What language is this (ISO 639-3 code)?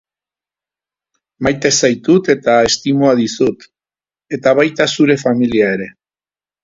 eus